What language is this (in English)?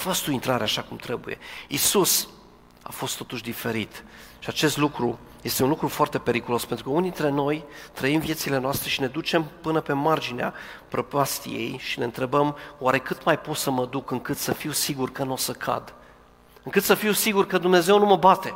Romanian